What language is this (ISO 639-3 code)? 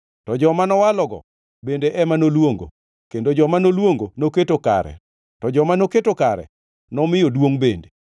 luo